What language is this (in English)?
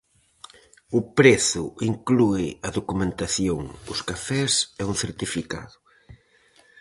Galician